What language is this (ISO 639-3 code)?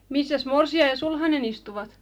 fin